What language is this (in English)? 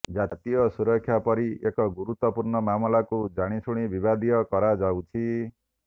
Odia